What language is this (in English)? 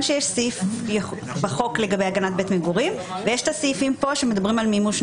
Hebrew